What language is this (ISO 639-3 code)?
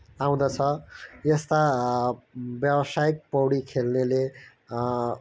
nep